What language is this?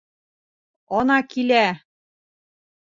Bashkir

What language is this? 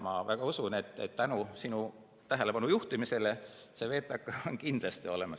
Estonian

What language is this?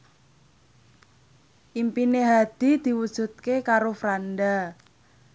Javanese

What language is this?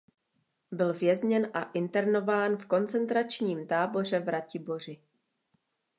Czech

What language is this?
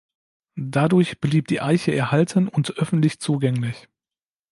German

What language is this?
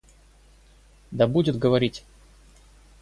Russian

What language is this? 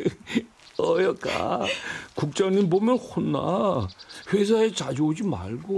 Korean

